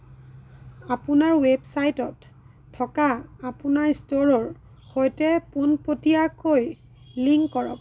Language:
Assamese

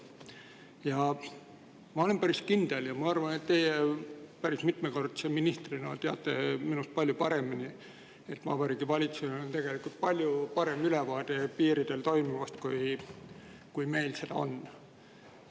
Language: Estonian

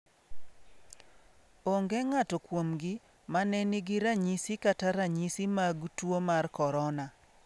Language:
Luo (Kenya and Tanzania)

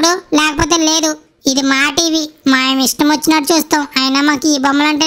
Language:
Telugu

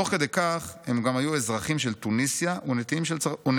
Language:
Hebrew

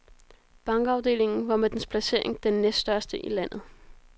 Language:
Danish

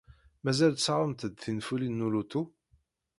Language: Kabyle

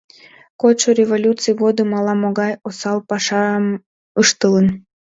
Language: Mari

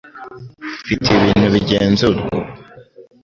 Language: Kinyarwanda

